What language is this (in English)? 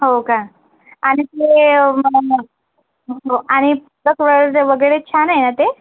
Marathi